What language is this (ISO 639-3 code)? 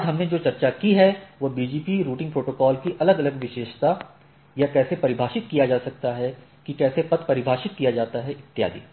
hin